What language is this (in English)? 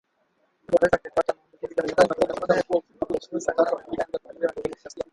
Swahili